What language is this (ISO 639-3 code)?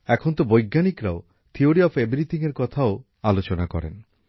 ben